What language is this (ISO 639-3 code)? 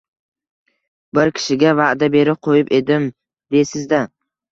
uzb